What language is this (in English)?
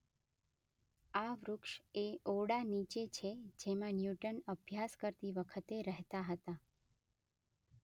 Gujarati